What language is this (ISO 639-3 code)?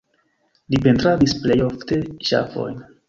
epo